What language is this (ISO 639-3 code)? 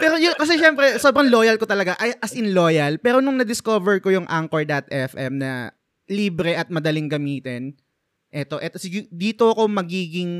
fil